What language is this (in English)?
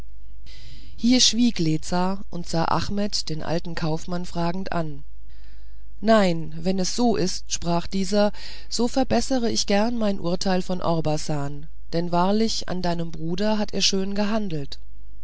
German